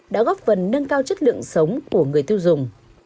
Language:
Vietnamese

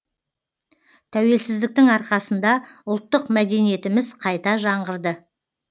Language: Kazakh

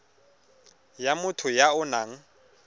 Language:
Tswana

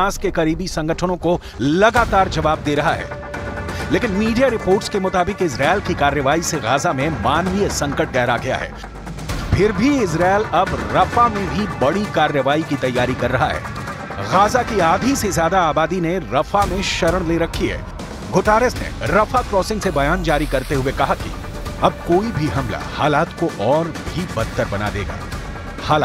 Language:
Hindi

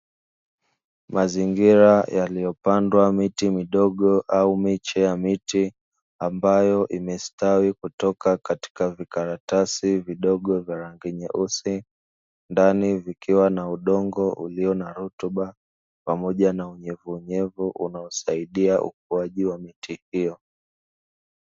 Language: Swahili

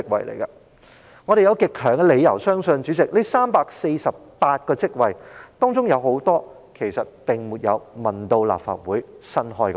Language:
Cantonese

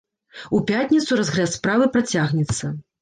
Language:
Belarusian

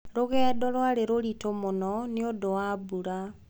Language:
Kikuyu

